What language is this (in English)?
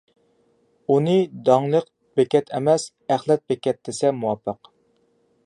Uyghur